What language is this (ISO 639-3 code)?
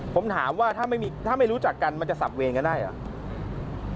tha